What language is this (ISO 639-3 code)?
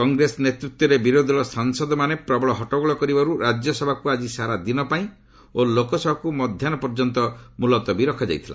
ori